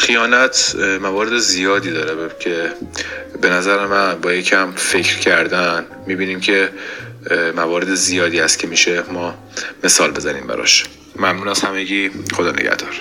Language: Persian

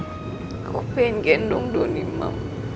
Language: Indonesian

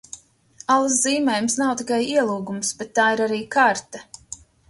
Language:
Latvian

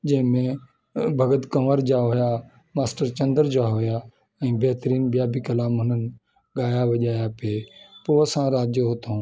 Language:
Sindhi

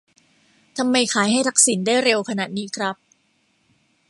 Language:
Thai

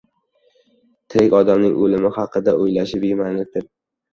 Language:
Uzbek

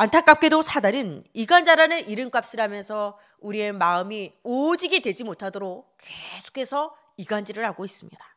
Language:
Korean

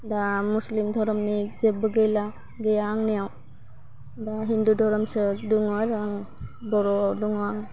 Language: Bodo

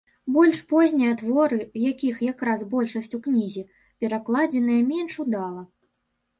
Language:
Belarusian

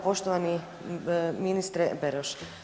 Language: Croatian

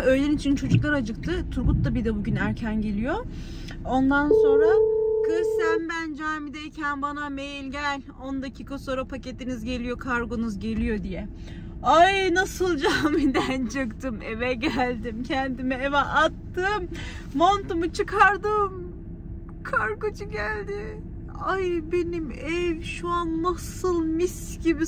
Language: Turkish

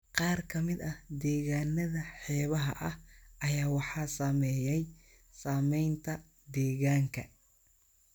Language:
Somali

